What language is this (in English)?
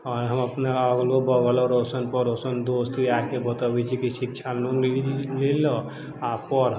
Maithili